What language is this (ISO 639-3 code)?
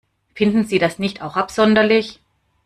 deu